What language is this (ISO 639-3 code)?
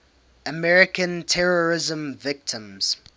eng